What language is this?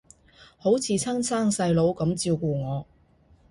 Cantonese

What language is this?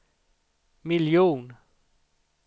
Swedish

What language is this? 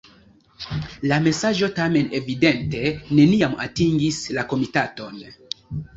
Esperanto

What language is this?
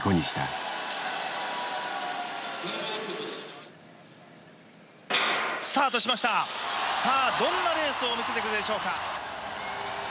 Japanese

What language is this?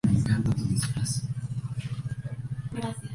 Spanish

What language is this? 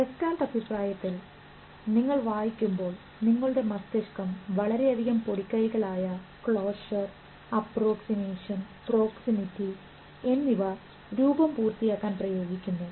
Malayalam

